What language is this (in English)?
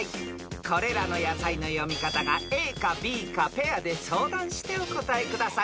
Japanese